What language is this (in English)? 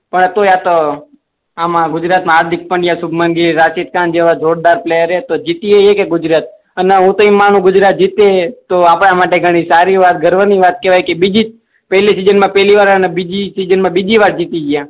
Gujarati